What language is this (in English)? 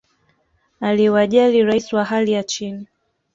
Swahili